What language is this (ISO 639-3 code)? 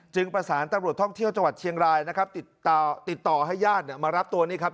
tha